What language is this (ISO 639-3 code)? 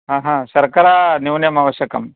san